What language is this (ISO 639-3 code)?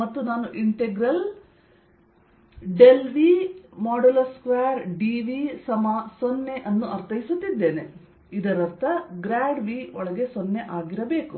kan